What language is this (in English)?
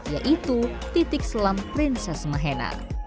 Indonesian